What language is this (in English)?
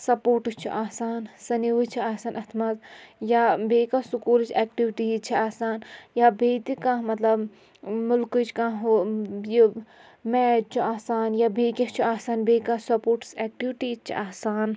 Kashmiri